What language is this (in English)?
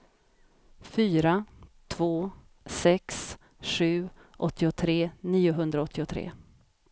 Swedish